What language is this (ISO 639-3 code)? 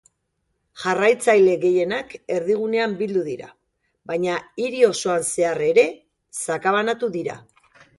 eus